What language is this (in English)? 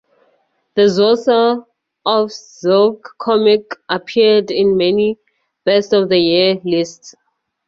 English